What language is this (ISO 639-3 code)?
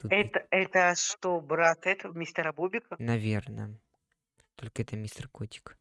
rus